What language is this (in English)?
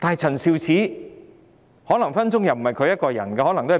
Cantonese